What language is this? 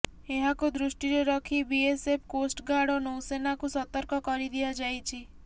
Odia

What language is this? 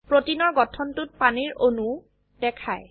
Assamese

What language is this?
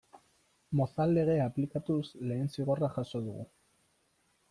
Basque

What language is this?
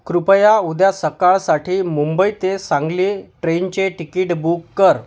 Marathi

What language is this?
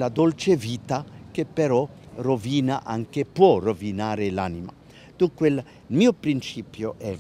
Italian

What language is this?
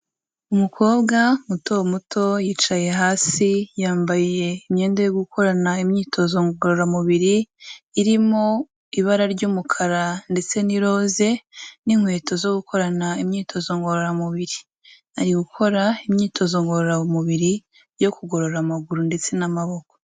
Kinyarwanda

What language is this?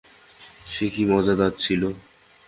Bangla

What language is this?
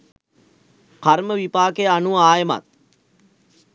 Sinhala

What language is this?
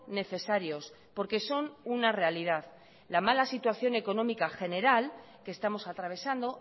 Spanish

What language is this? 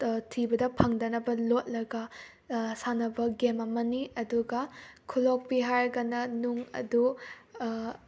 Manipuri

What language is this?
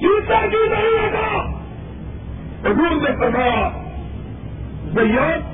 Urdu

